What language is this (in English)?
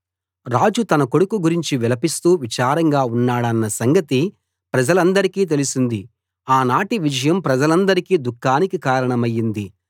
Telugu